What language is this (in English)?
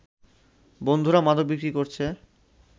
Bangla